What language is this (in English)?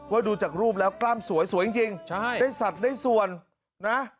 Thai